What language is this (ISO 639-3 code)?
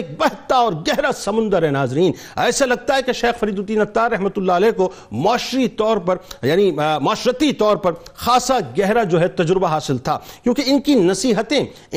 urd